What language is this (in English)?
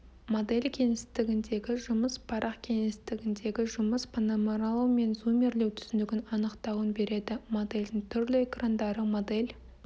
Kazakh